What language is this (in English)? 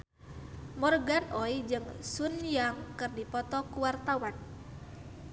Sundanese